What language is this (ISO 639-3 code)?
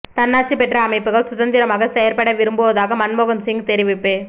tam